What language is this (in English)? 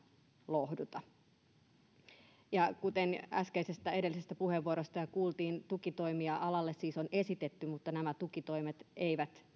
Finnish